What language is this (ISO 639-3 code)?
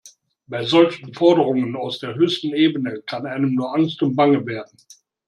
deu